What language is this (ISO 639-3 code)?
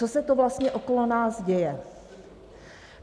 ces